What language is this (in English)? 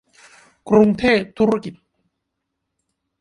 Thai